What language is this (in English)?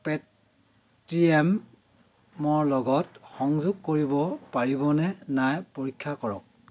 Assamese